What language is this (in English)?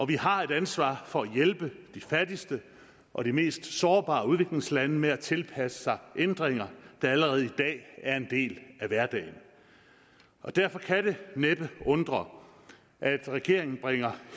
Danish